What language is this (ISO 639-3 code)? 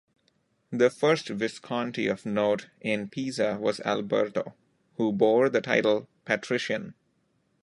eng